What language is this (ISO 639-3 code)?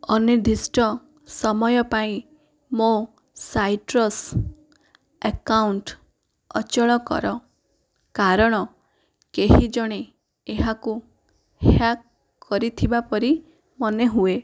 ori